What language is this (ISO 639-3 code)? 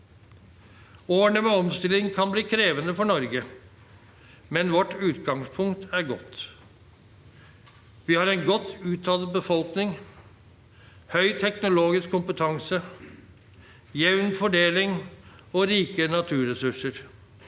nor